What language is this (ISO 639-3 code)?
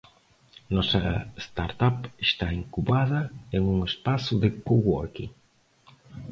por